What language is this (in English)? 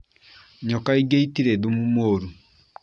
Kikuyu